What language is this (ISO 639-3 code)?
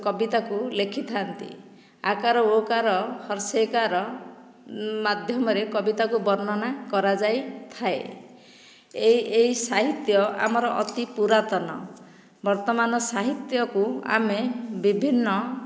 ori